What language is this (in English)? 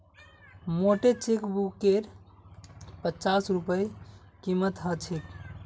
Magahi